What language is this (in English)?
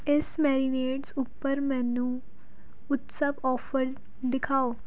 Punjabi